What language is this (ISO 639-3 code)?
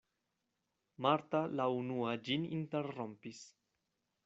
epo